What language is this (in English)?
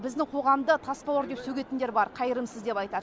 Kazakh